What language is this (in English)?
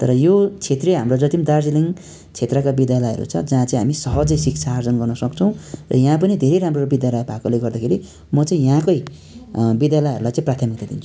Nepali